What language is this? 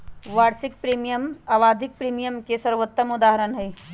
Magahi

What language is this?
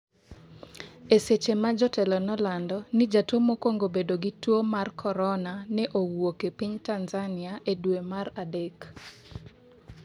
Luo (Kenya and Tanzania)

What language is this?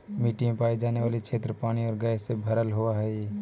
Magahi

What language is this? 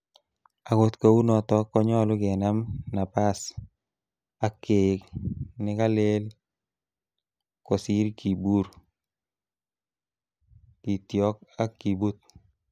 Kalenjin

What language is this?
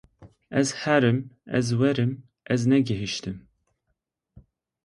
Kurdish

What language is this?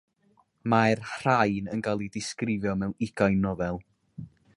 Welsh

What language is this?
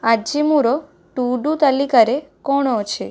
Odia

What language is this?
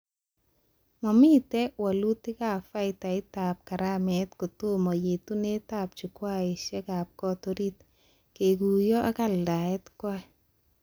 Kalenjin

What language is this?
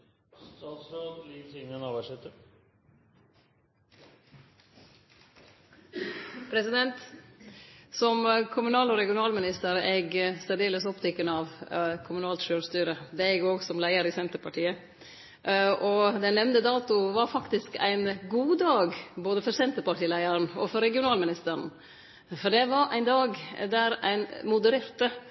Norwegian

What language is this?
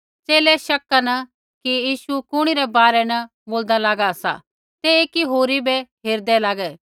Kullu Pahari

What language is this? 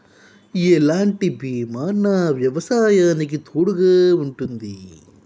Telugu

